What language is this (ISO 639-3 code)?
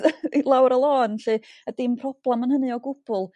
cym